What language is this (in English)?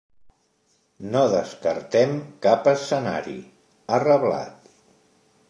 Catalan